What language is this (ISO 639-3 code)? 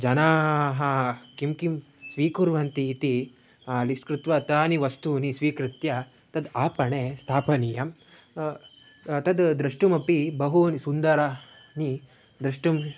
san